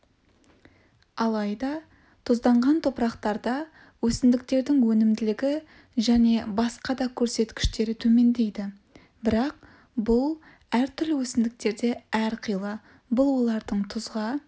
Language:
Kazakh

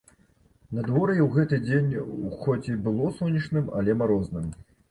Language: Belarusian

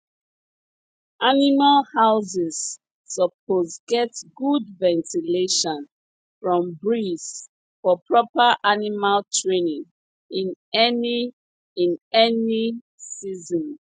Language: Nigerian Pidgin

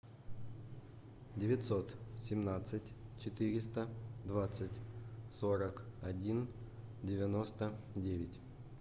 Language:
Russian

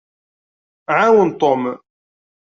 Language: Kabyle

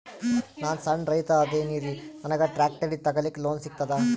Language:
Kannada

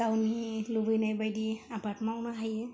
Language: Bodo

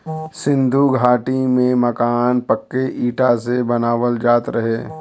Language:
Bhojpuri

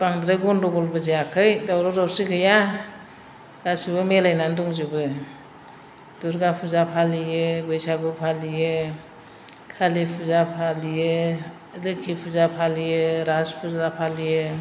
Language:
Bodo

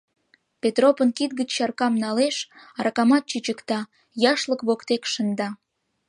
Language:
Mari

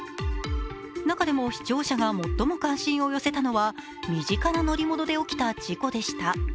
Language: Japanese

